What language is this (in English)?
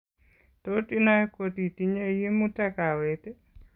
Kalenjin